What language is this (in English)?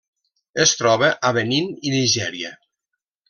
Catalan